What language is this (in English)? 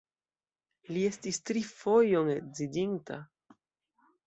Esperanto